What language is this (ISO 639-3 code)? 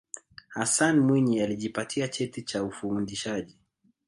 swa